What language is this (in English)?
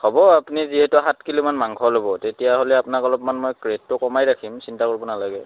Assamese